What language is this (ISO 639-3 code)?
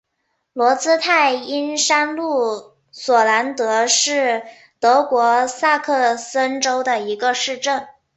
zho